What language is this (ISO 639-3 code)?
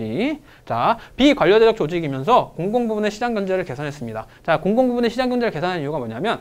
kor